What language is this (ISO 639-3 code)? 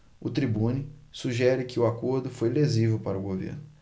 por